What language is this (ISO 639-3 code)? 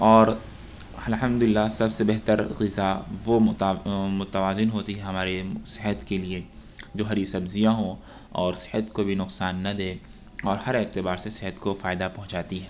urd